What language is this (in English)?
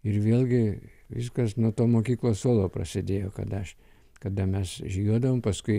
Lithuanian